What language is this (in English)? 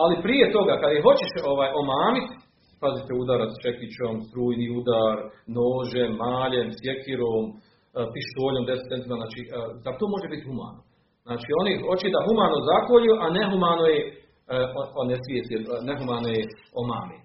Croatian